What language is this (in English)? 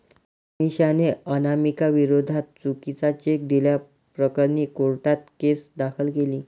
Marathi